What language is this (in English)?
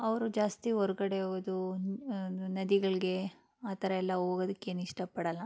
Kannada